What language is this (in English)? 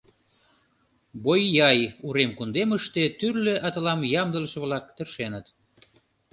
Mari